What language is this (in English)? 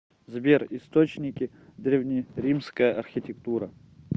Russian